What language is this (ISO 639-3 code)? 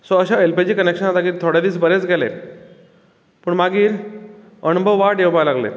kok